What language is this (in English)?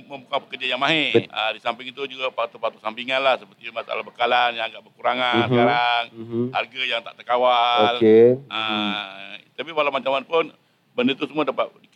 Malay